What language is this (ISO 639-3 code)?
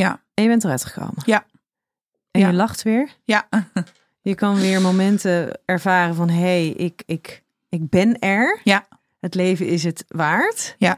nld